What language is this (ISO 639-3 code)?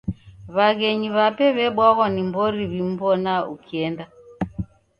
dav